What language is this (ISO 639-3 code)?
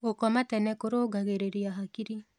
kik